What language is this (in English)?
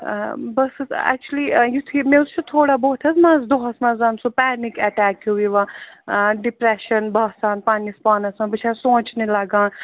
Kashmiri